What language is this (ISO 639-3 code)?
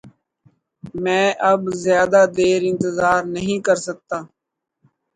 urd